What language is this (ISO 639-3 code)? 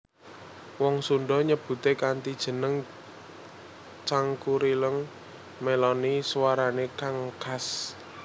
jav